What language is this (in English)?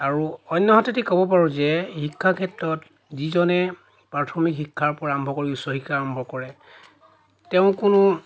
Assamese